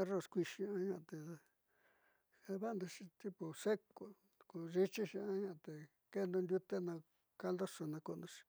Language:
Southeastern Nochixtlán Mixtec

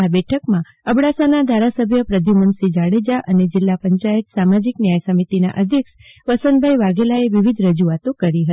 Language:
Gujarati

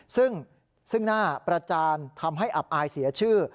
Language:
Thai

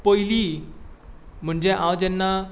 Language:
Konkani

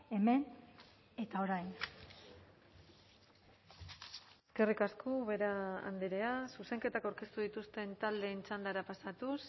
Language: Basque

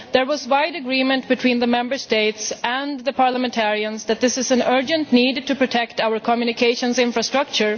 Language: English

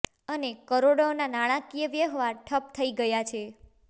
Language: Gujarati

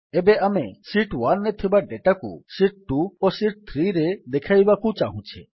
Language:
Odia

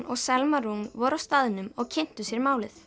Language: Icelandic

